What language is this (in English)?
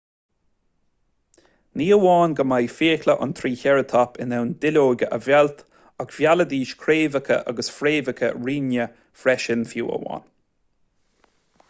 Irish